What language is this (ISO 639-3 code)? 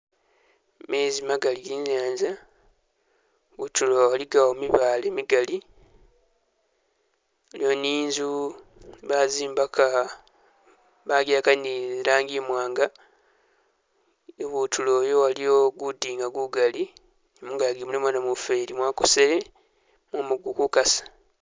myx